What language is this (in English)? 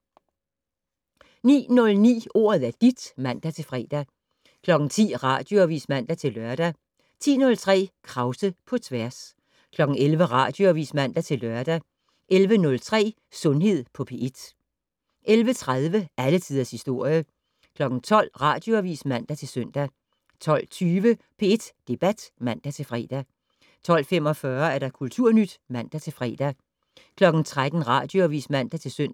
Danish